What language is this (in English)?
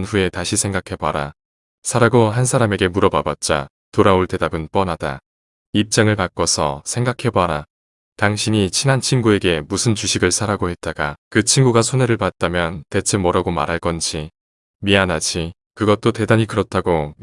Korean